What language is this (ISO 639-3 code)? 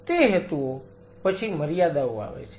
guj